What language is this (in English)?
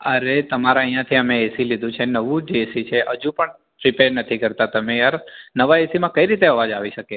Gujarati